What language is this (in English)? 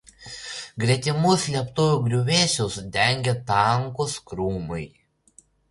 Lithuanian